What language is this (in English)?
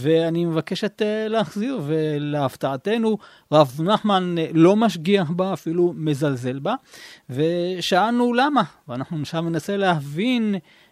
Hebrew